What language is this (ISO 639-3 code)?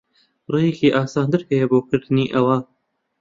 ckb